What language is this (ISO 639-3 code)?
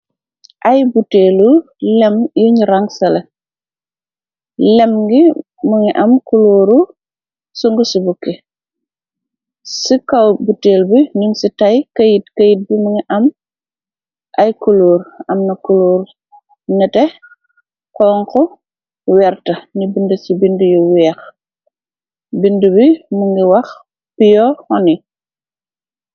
wol